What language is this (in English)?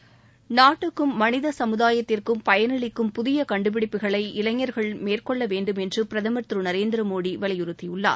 Tamil